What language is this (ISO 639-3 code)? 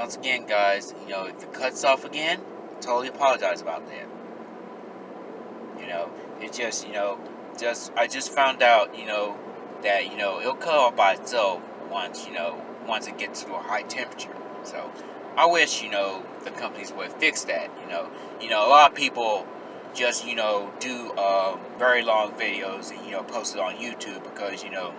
eng